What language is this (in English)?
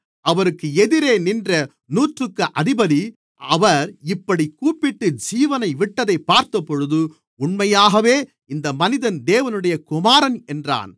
Tamil